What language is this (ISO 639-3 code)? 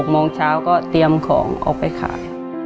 tha